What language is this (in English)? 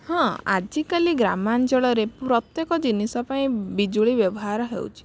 Odia